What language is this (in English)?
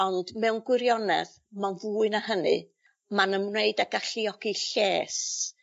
Welsh